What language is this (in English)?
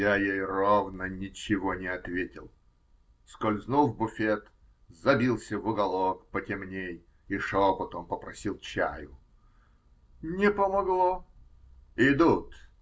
Russian